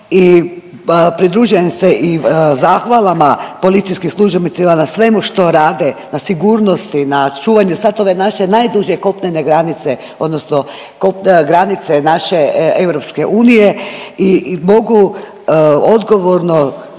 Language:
Croatian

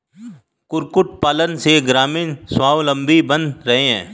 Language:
Hindi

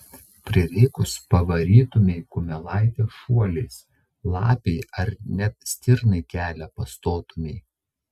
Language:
Lithuanian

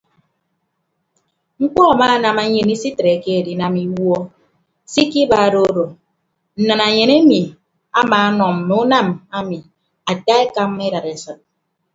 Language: Ibibio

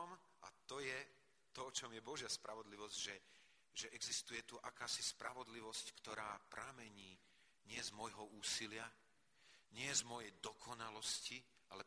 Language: Slovak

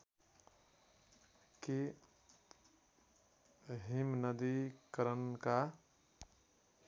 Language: Nepali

